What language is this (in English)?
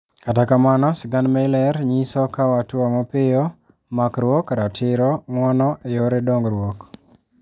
Luo (Kenya and Tanzania)